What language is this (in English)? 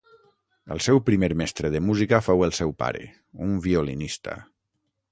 Catalan